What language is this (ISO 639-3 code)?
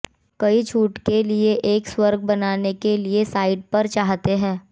hin